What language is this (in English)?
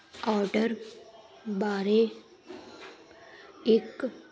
Punjabi